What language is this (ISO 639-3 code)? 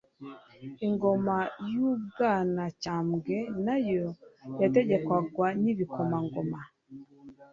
kin